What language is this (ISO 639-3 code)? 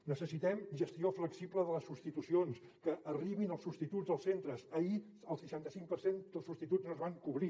cat